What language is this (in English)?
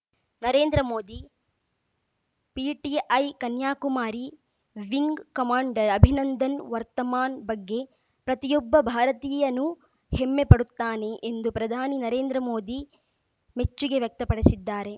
Kannada